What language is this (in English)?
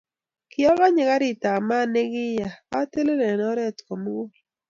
Kalenjin